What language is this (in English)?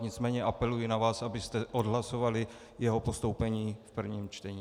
Czech